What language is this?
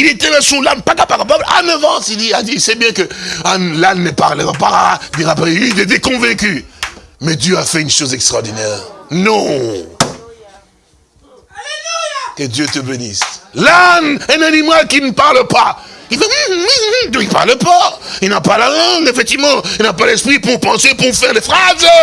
French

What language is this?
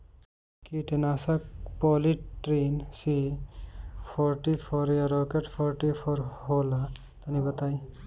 Bhojpuri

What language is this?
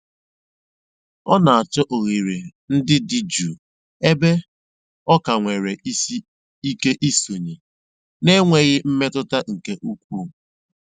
Igbo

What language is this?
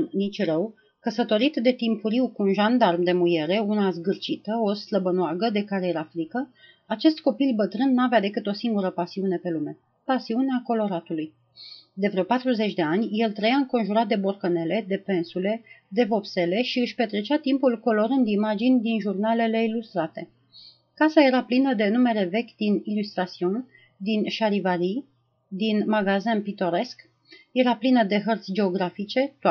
Romanian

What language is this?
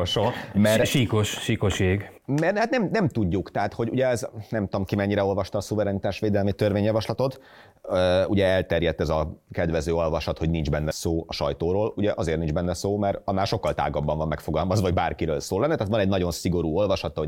Hungarian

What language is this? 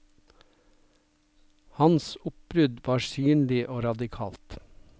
Norwegian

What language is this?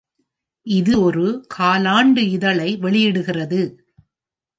Tamil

